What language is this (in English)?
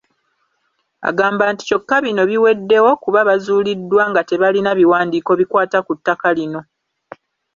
Ganda